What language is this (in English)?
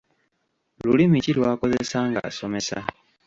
Ganda